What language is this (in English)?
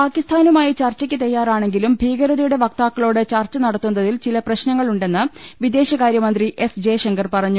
Malayalam